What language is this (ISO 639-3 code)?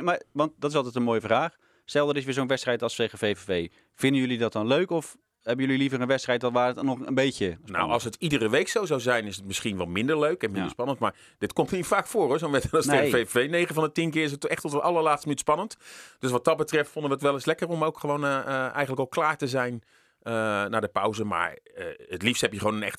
nld